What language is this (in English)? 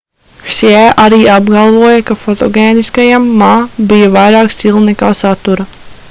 Latvian